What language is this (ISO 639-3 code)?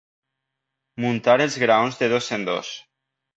cat